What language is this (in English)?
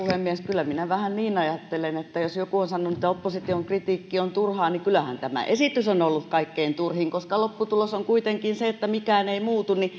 Finnish